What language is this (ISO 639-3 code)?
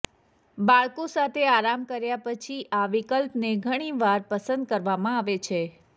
guj